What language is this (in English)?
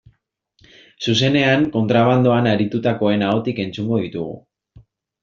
Basque